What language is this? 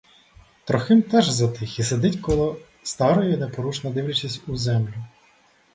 Ukrainian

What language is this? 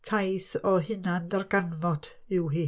Welsh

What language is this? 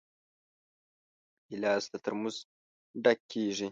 Pashto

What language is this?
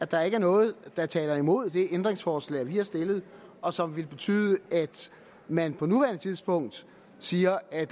Danish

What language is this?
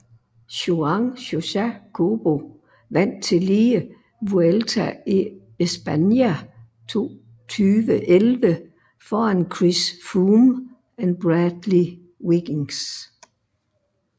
Danish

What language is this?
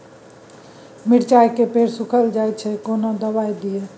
Maithili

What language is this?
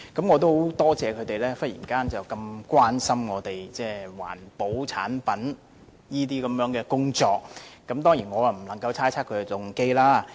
Cantonese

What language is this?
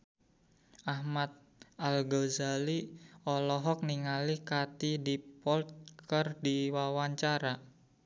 Sundanese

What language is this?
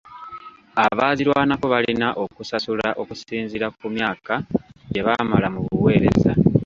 Ganda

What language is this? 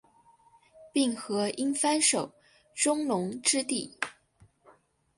Chinese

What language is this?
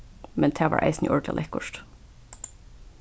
Faroese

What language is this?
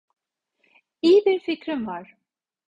Turkish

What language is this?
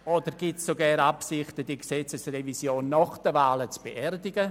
Swiss German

